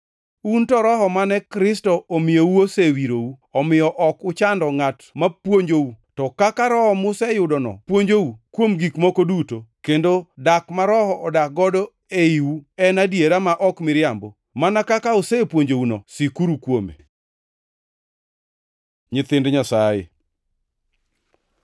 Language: Luo (Kenya and Tanzania)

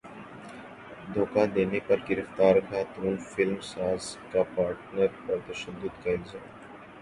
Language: Urdu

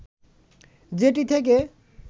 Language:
Bangla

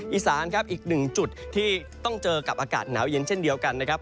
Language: Thai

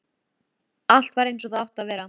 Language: Icelandic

